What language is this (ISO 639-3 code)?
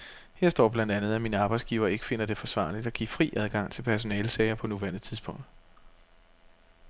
dan